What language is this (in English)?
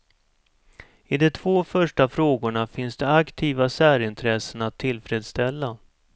Swedish